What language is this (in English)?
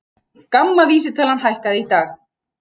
Icelandic